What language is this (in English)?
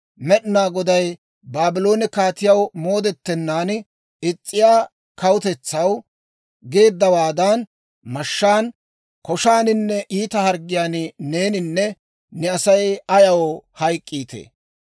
Dawro